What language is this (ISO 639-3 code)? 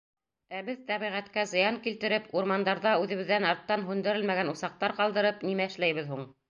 bak